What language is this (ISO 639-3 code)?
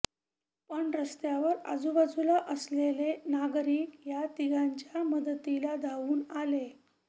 mar